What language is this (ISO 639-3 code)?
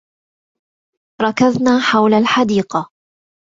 ara